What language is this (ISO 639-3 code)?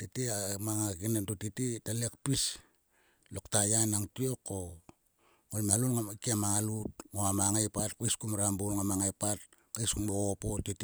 sua